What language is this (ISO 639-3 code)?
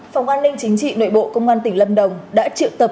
vie